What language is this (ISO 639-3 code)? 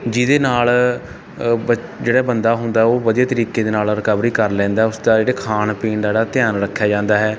pan